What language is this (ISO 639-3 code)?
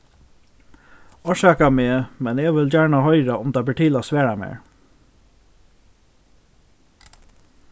fao